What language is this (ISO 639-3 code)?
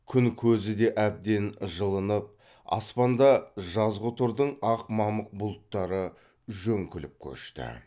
kaz